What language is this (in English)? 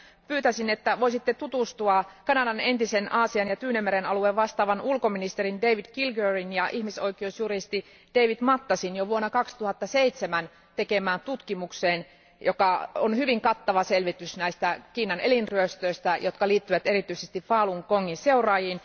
Finnish